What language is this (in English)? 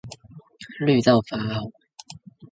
Chinese